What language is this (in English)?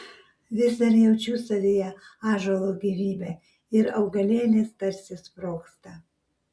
Lithuanian